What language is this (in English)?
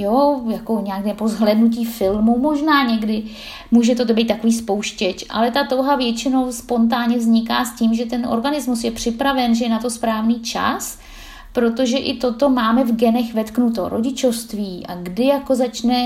Czech